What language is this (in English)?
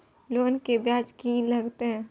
Maithili